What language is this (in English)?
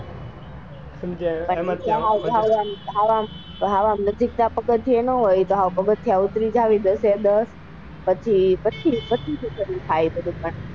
Gujarati